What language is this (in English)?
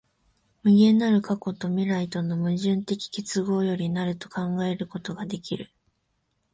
Japanese